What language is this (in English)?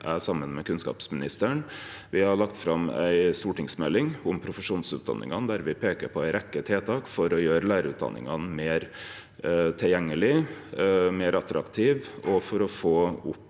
Norwegian